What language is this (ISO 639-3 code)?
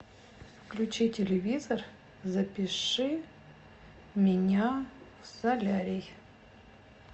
rus